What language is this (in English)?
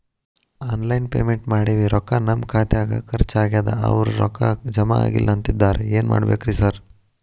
Kannada